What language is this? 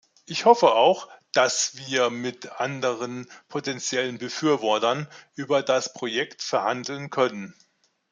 German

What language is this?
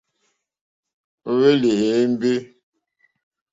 Mokpwe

